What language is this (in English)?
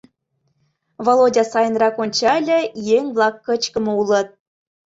Mari